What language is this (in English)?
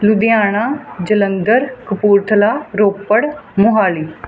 Punjabi